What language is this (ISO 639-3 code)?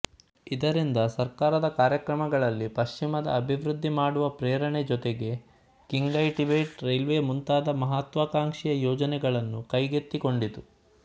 kan